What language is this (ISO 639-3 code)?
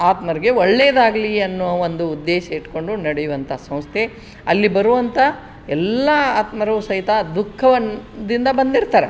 kan